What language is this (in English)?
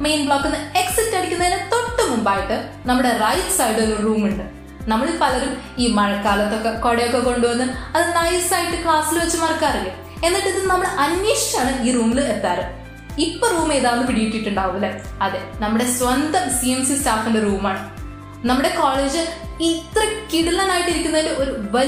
Malayalam